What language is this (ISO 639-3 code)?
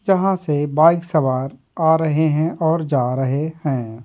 hin